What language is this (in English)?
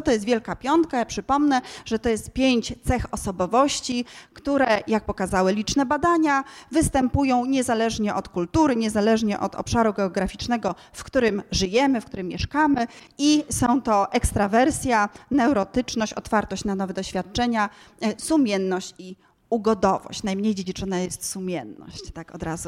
Polish